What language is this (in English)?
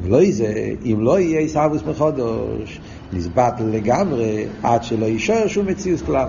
Hebrew